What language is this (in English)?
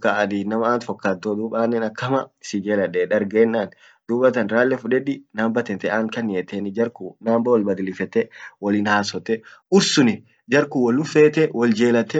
Orma